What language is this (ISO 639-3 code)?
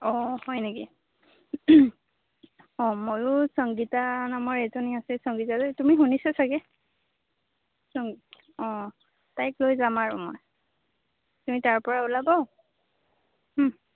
asm